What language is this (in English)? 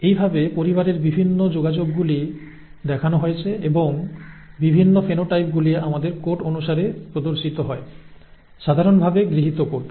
Bangla